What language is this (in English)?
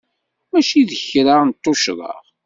Kabyle